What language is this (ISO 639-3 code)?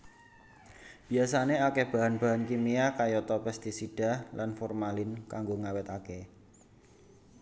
jav